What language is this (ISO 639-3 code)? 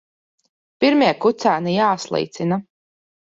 lav